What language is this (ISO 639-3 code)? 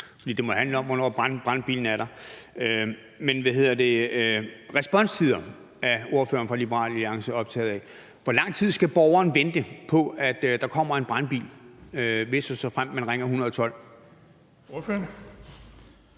dan